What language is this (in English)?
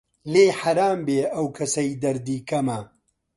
Central Kurdish